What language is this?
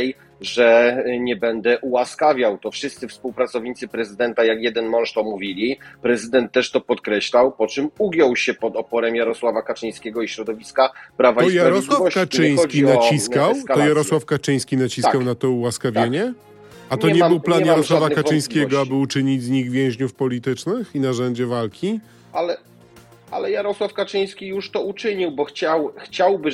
Polish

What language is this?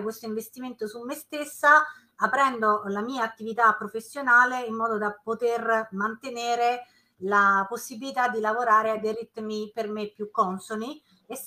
Italian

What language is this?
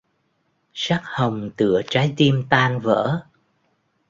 Vietnamese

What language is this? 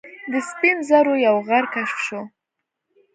Pashto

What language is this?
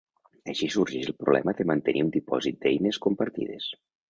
Catalan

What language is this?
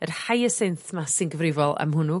Welsh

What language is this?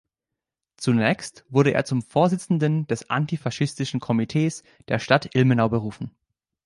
German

